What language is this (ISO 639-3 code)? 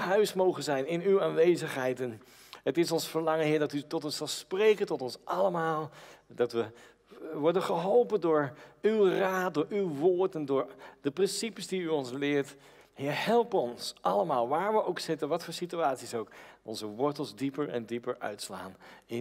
nld